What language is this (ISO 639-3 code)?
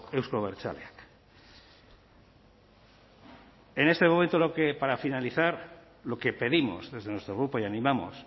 spa